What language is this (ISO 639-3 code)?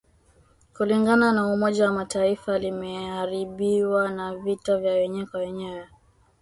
swa